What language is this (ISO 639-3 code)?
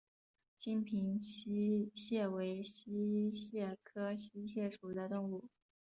zho